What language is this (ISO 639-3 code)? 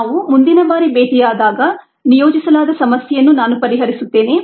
kan